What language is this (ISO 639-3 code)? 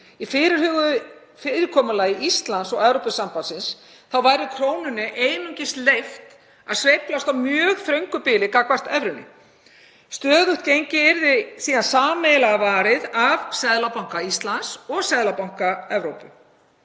isl